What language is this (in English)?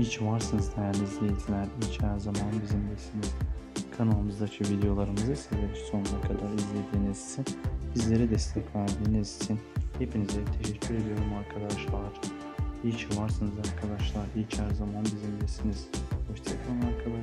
Turkish